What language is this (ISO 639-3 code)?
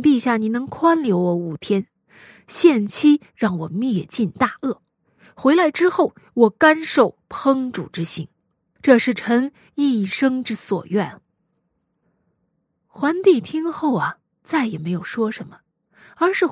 zho